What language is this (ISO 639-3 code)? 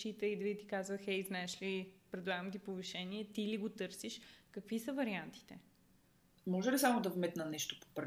bul